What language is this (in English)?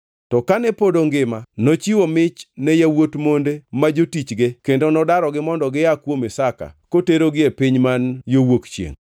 Luo (Kenya and Tanzania)